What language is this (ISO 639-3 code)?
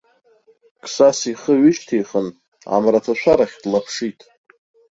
abk